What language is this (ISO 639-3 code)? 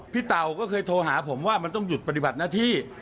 tha